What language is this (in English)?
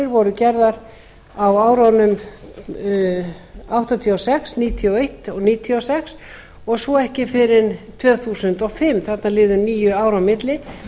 Icelandic